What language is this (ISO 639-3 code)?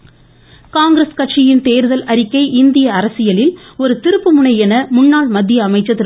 tam